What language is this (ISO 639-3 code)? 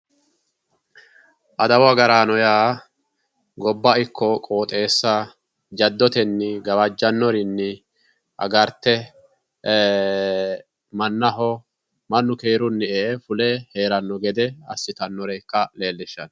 sid